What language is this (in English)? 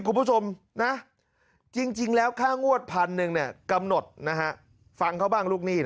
Thai